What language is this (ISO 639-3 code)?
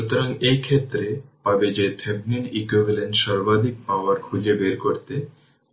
ben